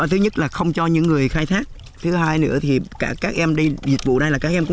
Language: Vietnamese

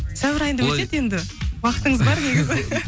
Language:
Kazakh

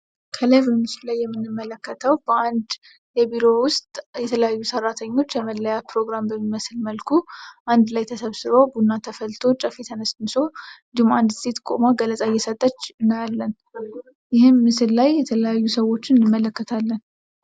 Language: Amharic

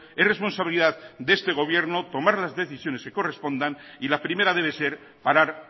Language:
Spanish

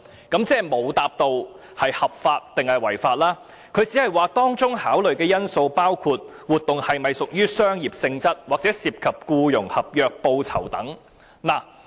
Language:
Cantonese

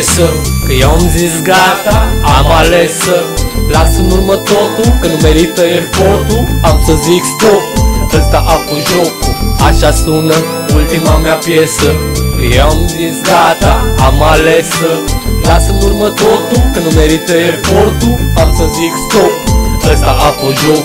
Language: Romanian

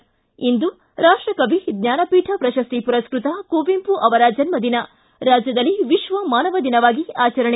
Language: Kannada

